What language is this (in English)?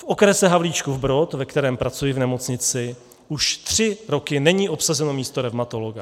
Czech